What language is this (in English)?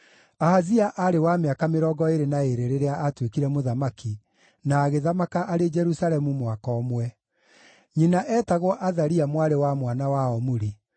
Kikuyu